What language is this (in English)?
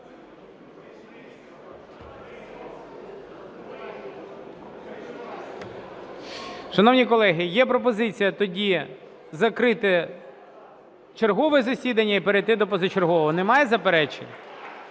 Ukrainian